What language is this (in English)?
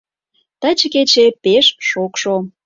Mari